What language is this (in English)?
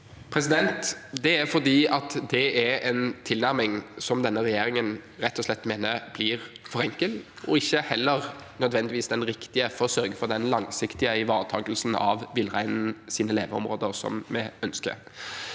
Norwegian